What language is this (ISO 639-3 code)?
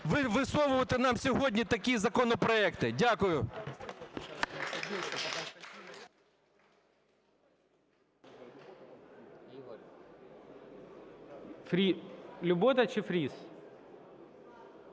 ukr